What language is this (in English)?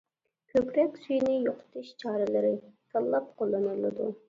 Uyghur